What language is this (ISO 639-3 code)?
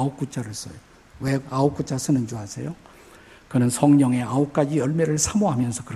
kor